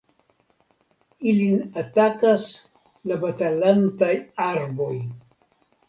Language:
Esperanto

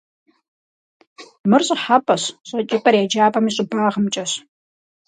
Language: Kabardian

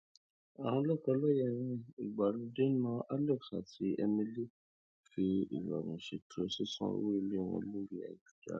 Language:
Yoruba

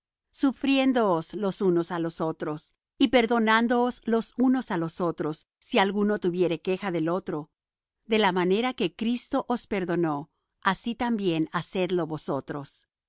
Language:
Spanish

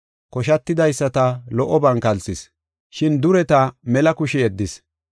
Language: Gofa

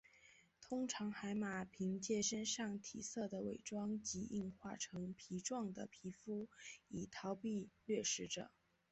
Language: Chinese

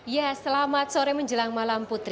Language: Indonesian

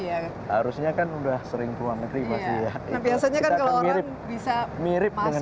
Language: Indonesian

